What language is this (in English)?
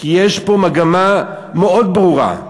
Hebrew